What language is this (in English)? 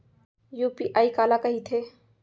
Chhattisgarhi